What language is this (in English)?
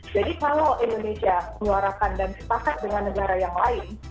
Indonesian